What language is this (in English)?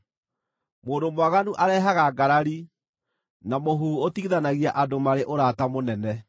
Kikuyu